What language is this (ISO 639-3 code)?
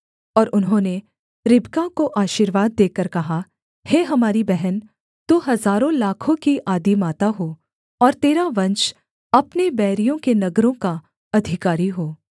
hin